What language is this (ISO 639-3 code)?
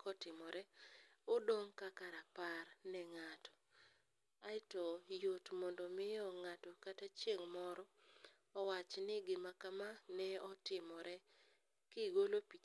luo